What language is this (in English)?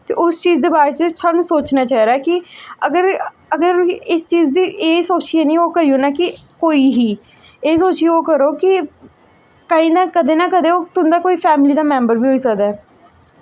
Dogri